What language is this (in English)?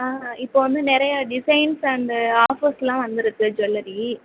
Tamil